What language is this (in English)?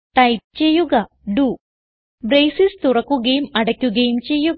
Malayalam